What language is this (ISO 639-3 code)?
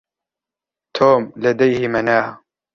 ara